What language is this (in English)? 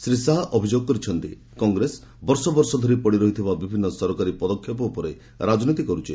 Odia